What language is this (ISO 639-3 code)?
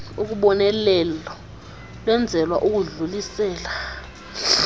xho